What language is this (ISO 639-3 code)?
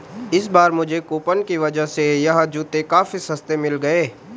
hin